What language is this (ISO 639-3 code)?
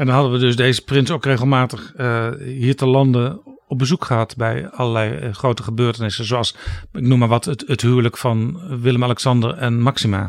nld